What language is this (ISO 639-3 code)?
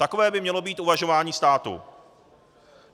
ces